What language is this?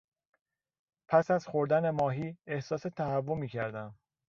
Persian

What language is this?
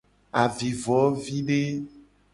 Gen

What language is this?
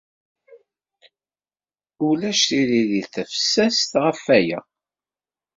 Kabyle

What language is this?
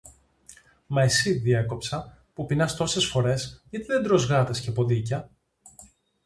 Greek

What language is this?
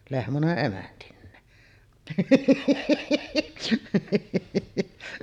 Finnish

